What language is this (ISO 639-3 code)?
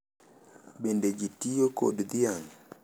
luo